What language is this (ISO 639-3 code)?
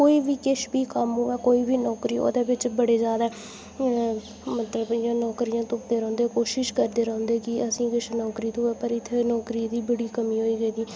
doi